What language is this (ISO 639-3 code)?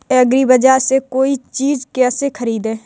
hin